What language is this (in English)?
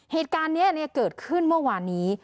Thai